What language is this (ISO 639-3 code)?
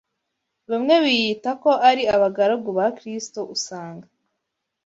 kin